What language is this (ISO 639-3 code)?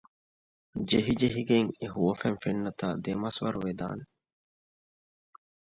div